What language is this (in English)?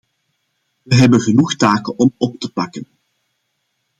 Dutch